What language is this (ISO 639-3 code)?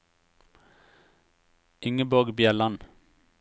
nor